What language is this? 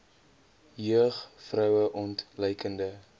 Afrikaans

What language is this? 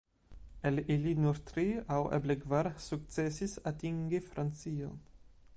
Esperanto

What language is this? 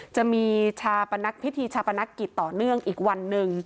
Thai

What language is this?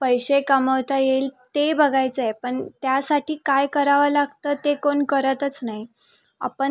Marathi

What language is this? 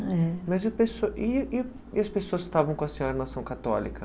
Portuguese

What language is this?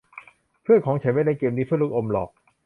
Thai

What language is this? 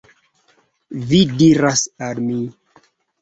Esperanto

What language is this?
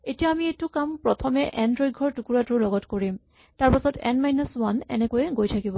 Assamese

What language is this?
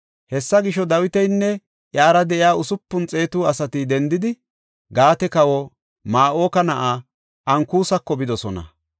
Gofa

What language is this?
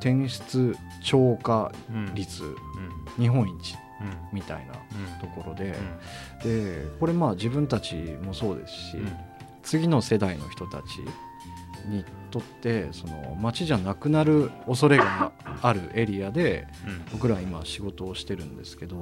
Japanese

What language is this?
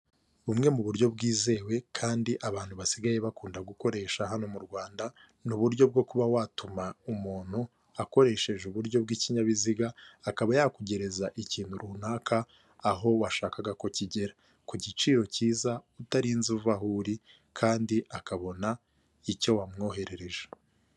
Kinyarwanda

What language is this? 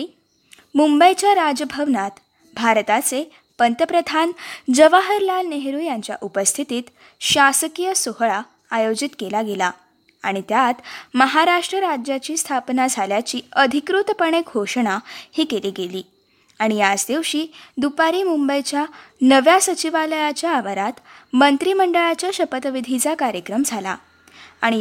Marathi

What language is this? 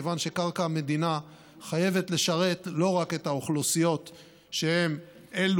Hebrew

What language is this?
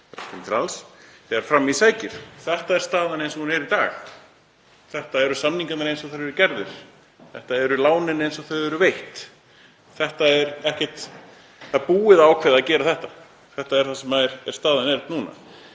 Icelandic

